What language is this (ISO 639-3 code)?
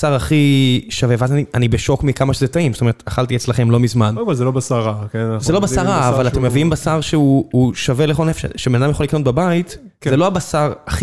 heb